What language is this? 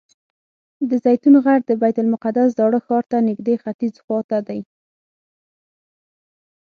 Pashto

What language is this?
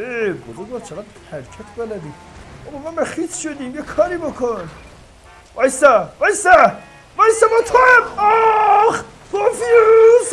Persian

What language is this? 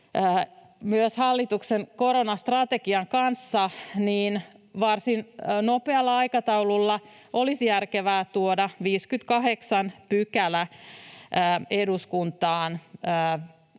Finnish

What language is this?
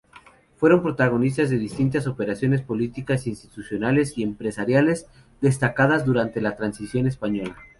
Spanish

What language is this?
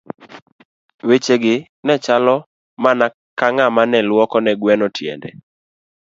Luo (Kenya and Tanzania)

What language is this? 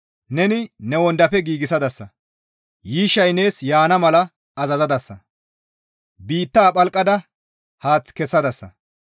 Gamo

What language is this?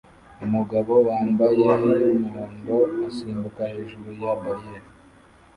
Kinyarwanda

